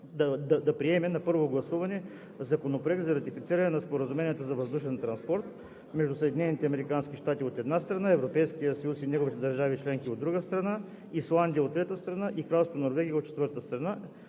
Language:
Bulgarian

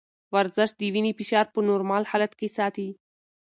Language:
Pashto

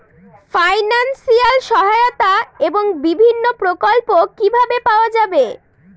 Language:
Bangla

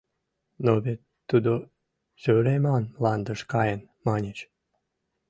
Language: Mari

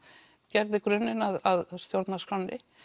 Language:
Icelandic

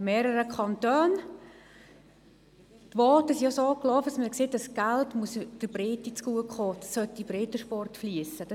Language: Swiss German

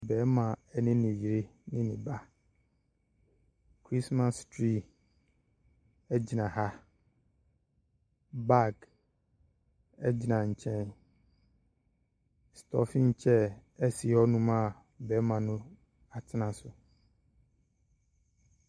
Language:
Akan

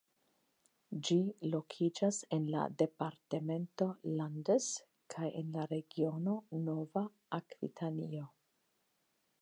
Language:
Esperanto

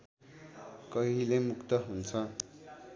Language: Nepali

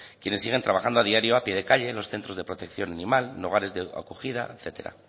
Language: Spanish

